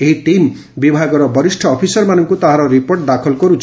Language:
Odia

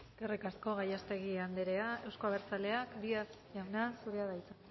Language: Basque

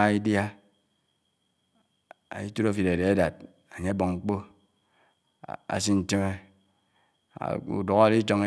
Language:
Anaang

